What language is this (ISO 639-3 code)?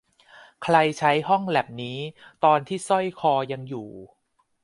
tha